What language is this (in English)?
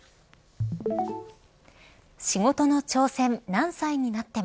Japanese